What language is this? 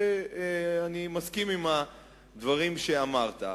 Hebrew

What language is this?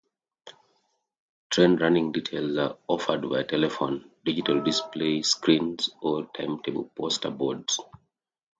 English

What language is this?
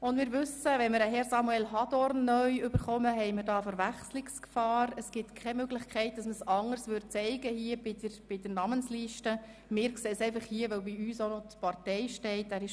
Swiss German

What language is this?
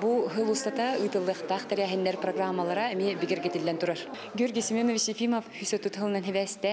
Turkish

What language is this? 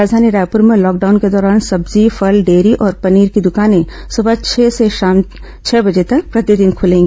Hindi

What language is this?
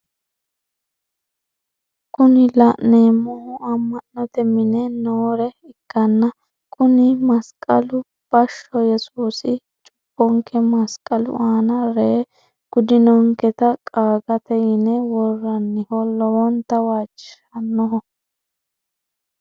Sidamo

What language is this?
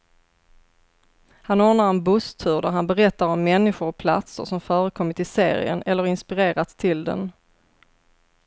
Swedish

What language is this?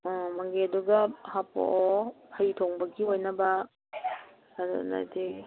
Manipuri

